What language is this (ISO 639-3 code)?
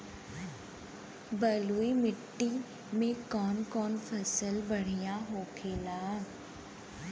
bho